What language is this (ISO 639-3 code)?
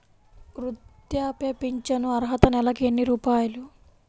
tel